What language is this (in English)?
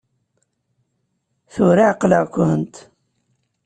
Kabyle